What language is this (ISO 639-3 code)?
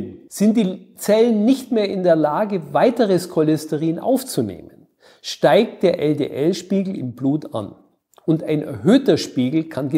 deu